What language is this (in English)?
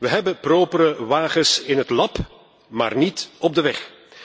Dutch